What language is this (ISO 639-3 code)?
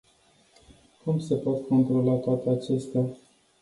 ron